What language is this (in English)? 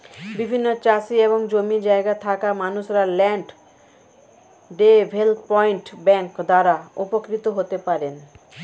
Bangla